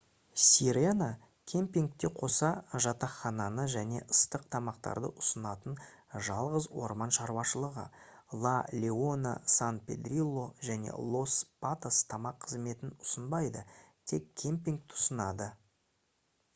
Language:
Kazakh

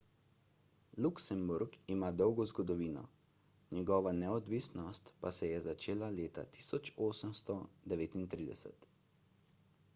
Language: Slovenian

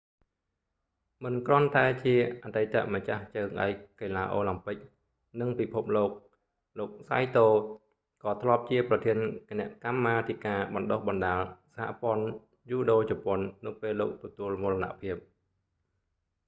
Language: Khmer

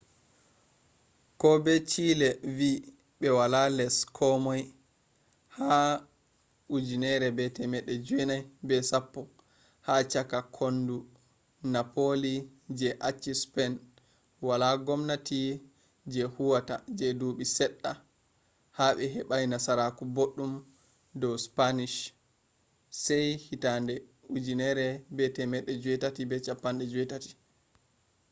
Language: Fula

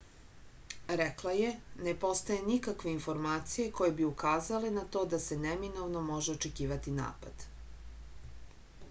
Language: Serbian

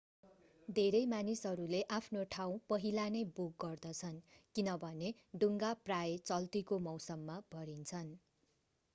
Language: Nepali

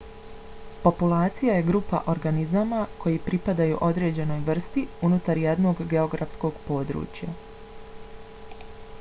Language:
Bosnian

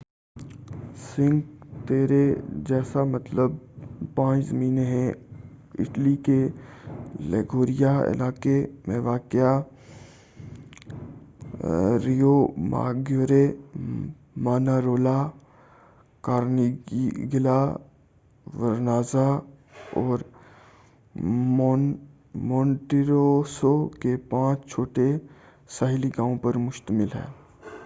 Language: Urdu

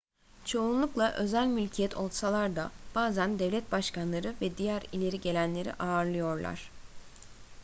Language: Turkish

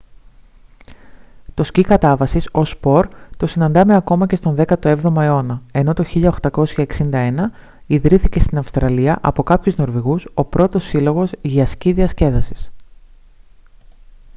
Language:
Greek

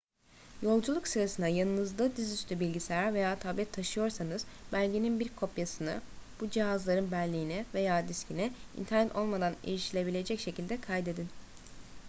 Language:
Turkish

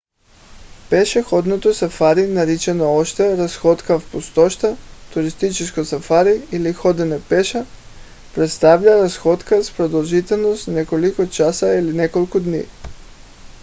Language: Bulgarian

